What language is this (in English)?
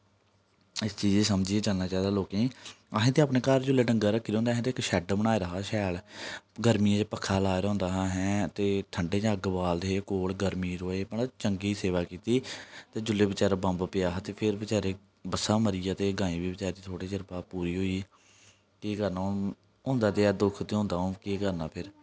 Dogri